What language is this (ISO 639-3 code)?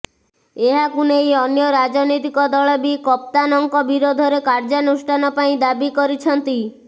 ori